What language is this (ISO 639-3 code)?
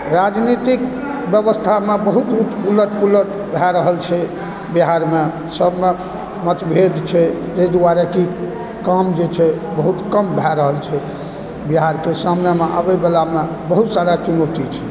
mai